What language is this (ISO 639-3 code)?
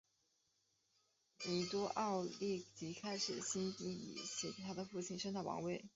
zho